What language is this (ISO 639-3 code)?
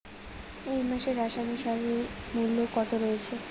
ben